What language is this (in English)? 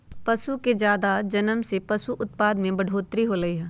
Magahi